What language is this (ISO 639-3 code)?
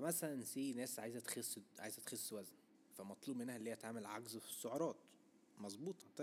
ara